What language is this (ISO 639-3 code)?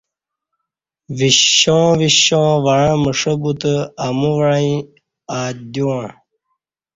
bsh